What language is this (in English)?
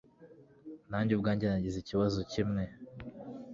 Kinyarwanda